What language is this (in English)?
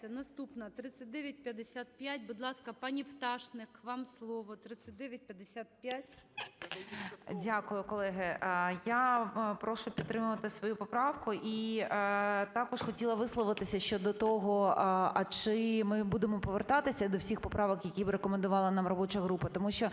Ukrainian